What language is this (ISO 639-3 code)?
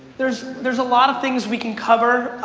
eng